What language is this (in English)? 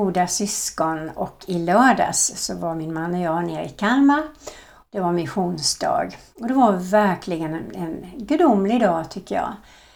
Swedish